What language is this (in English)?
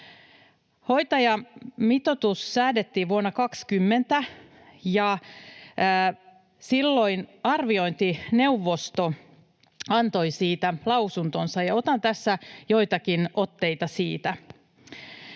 Finnish